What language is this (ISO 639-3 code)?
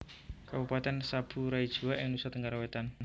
jav